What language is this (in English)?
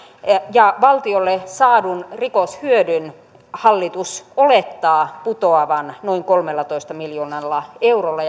Finnish